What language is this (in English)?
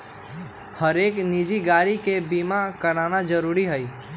Magahi